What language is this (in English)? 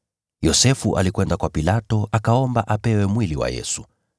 Swahili